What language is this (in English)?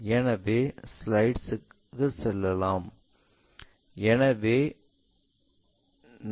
Tamil